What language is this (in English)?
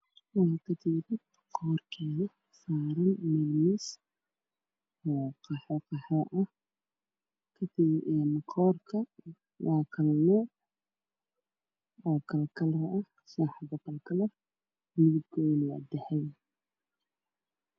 Somali